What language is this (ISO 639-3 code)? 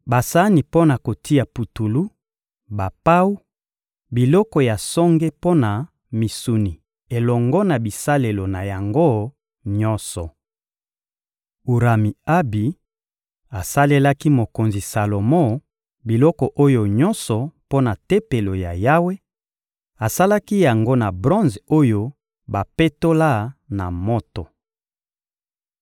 lin